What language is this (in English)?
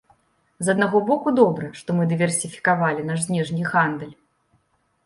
Belarusian